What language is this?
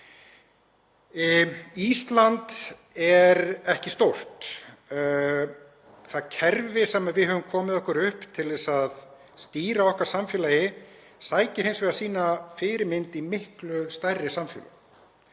Icelandic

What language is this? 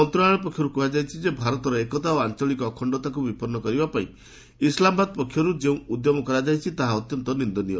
Odia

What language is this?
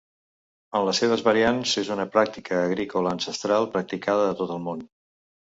Catalan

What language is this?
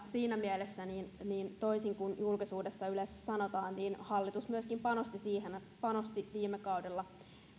Finnish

